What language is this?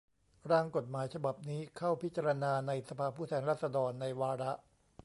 Thai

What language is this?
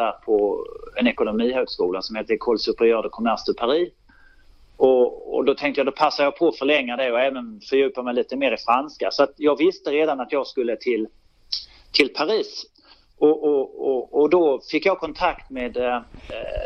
Swedish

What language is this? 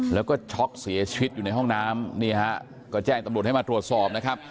Thai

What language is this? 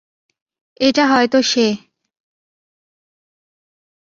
Bangla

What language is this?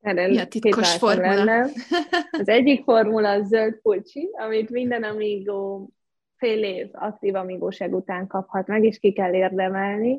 Hungarian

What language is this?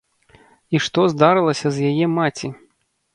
Belarusian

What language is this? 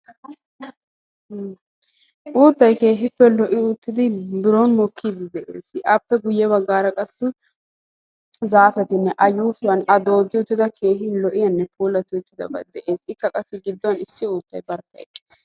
Wolaytta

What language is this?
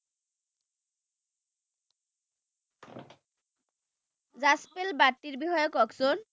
Assamese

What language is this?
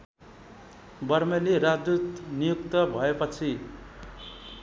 Nepali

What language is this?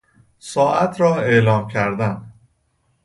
Persian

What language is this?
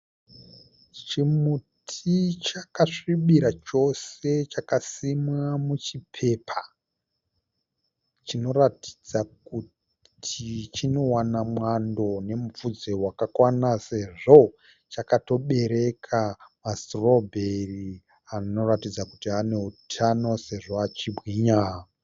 Shona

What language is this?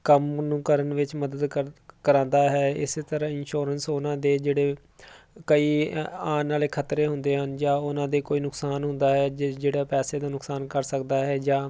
Punjabi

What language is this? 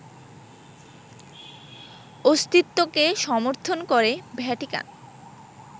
Bangla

